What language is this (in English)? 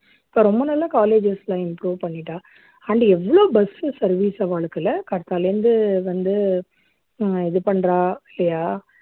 Tamil